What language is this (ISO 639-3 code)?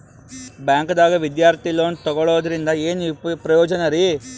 kan